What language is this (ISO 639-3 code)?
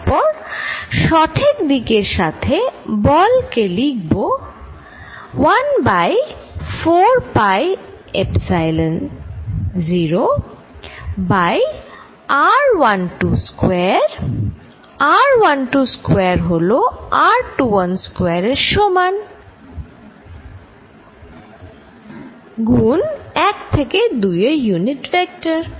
ben